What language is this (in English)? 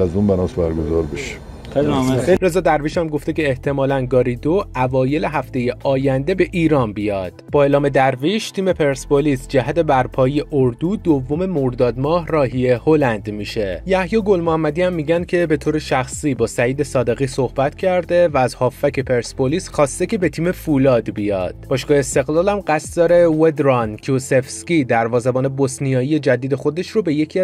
Persian